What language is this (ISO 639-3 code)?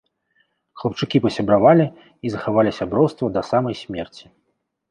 bel